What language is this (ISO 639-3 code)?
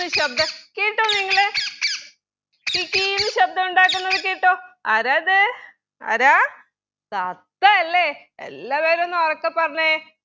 mal